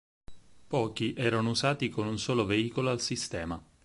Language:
Italian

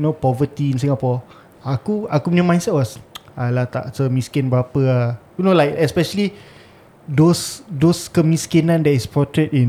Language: Malay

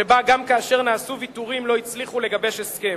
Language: Hebrew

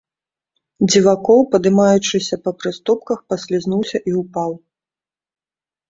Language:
Belarusian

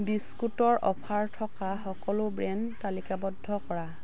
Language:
Assamese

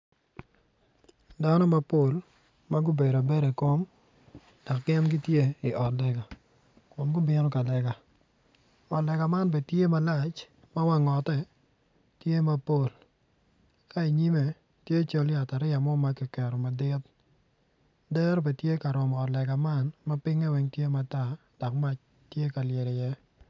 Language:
Acoli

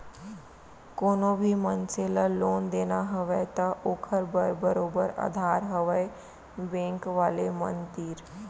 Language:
Chhattisgarhi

